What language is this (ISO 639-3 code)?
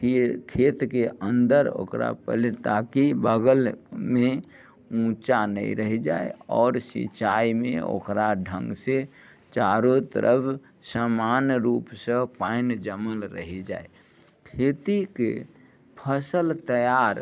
mai